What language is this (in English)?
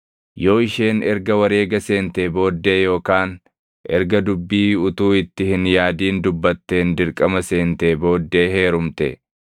Oromo